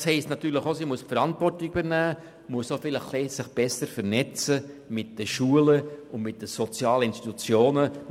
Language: Swiss German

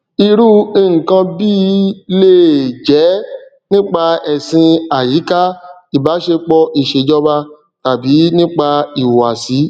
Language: Yoruba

